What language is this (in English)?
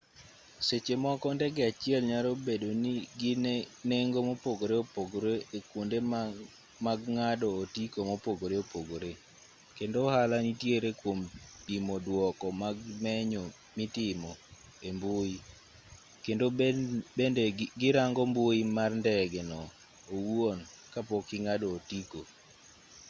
Luo (Kenya and Tanzania)